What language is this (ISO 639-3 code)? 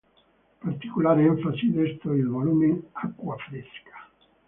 ita